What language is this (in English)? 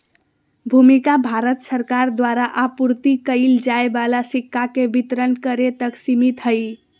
Magahi